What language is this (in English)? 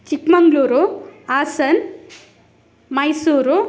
Kannada